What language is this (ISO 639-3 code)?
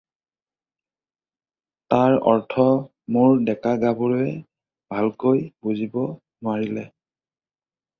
asm